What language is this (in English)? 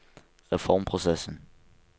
Norwegian